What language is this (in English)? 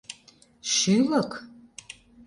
Mari